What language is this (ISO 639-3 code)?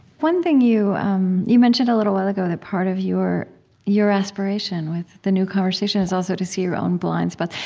eng